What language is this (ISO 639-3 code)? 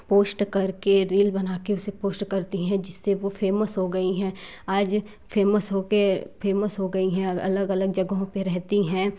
hin